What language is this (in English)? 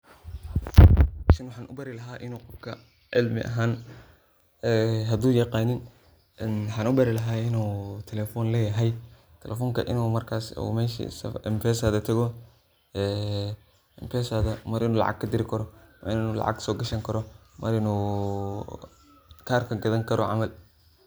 Somali